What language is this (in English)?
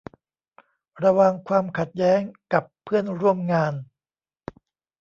Thai